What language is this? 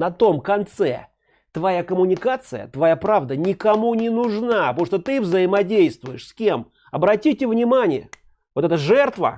Russian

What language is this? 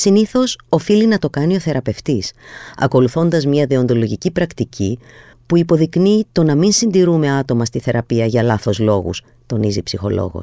Greek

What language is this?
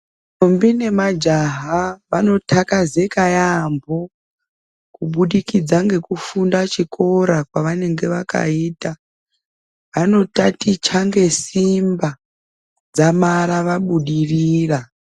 Ndau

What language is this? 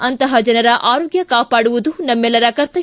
Kannada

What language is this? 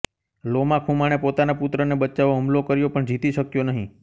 Gujarati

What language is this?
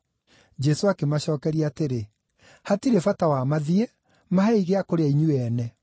Kikuyu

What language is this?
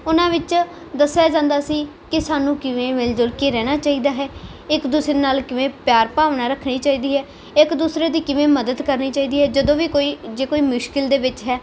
Punjabi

